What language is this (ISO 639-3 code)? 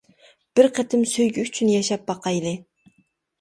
uig